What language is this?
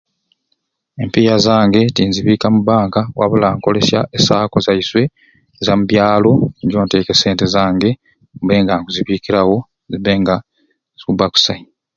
Ruuli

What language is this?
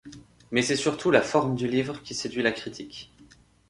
French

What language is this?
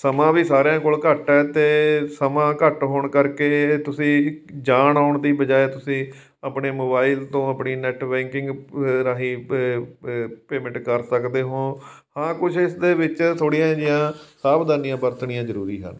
Punjabi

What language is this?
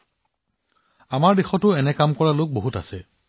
Assamese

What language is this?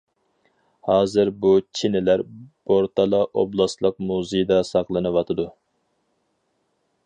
Uyghur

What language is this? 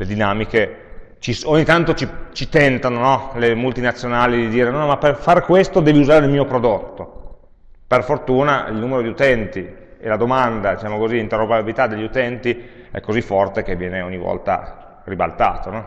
Italian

